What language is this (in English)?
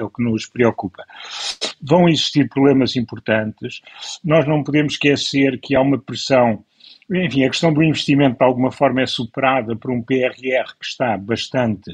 Portuguese